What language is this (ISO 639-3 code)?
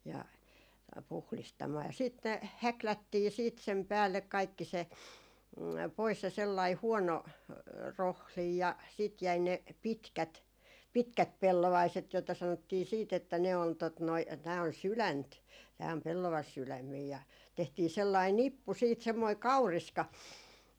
fin